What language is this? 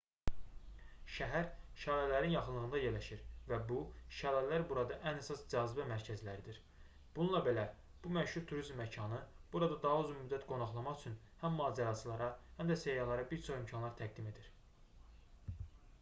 Azerbaijani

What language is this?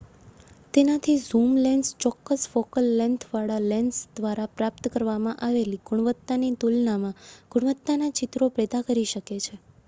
Gujarati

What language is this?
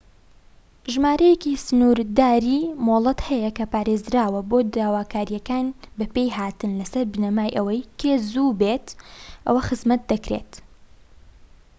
Central Kurdish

